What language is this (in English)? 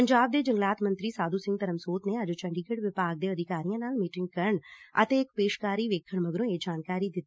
Punjabi